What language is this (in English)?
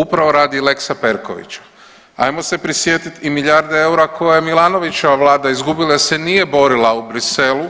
Croatian